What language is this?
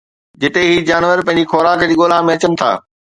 Sindhi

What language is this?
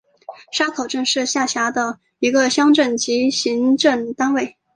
Chinese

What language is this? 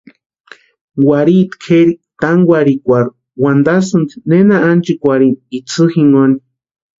Western Highland Purepecha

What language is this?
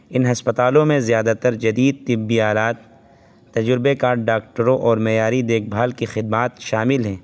Urdu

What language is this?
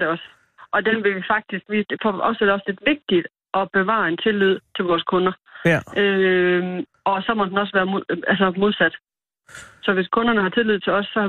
Danish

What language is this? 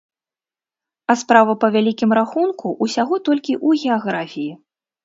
Belarusian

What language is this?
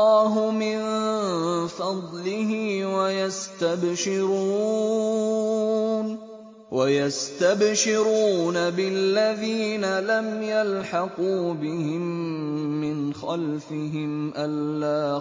Arabic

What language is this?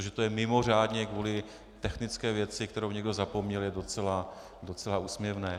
Czech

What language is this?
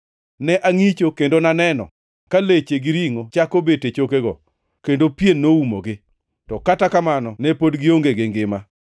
Luo (Kenya and Tanzania)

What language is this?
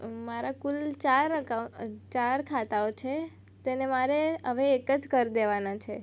Gujarati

